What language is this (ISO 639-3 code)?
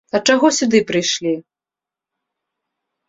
bel